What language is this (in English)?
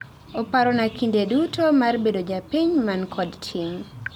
Luo (Kenya and Tanzania)